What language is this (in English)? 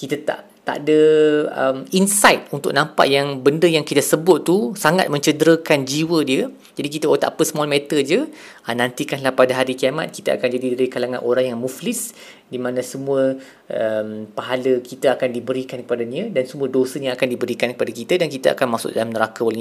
Malay